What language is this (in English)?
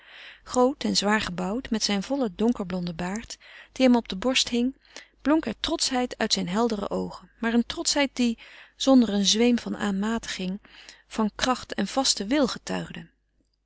Dutch